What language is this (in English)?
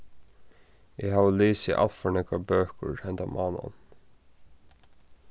Faroese